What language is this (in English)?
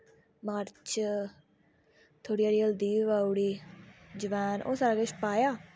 Dogri